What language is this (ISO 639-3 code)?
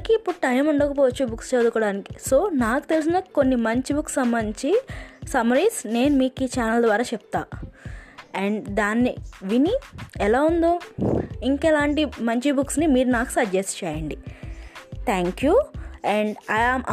tel